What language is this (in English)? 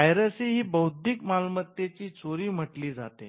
Marathi